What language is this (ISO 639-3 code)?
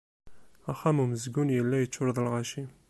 kab